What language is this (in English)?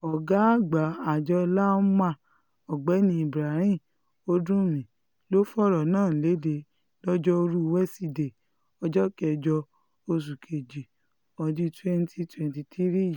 Yoruba